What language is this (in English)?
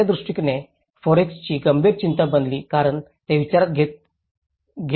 Marathi